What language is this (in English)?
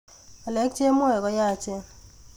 Kalenjin